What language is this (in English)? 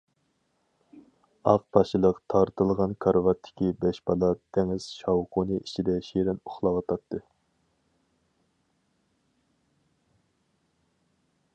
Uyghur